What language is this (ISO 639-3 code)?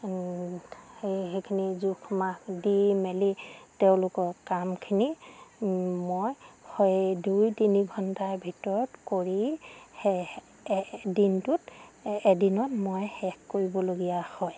asm